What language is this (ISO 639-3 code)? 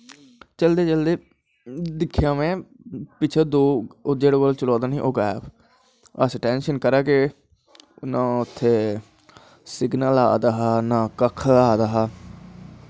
doi